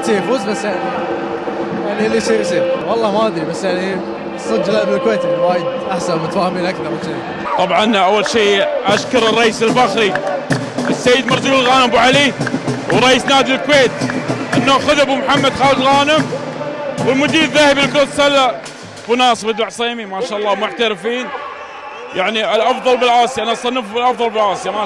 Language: Arabic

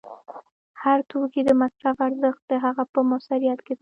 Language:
Pashto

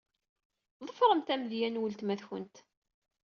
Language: Kabyle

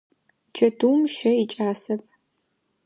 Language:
Adyghe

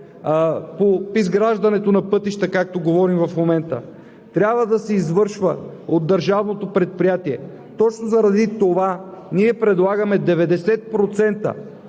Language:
Bulgarian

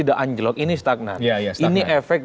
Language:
Indonesian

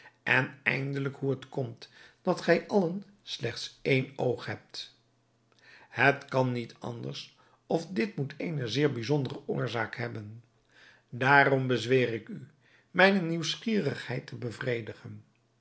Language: Dutch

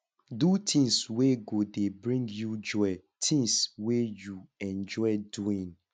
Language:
Nigerian Pidgin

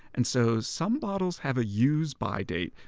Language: English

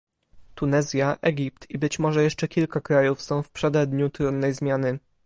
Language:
Polish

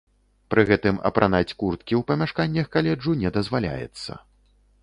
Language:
Belarusian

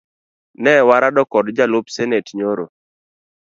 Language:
Luo (Kenya and Tanzania)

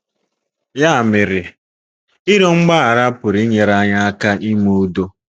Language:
Igbo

